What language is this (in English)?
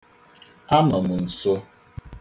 Igbo